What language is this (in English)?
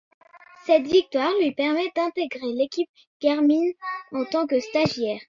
French